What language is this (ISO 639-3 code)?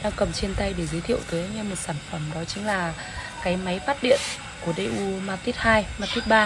vie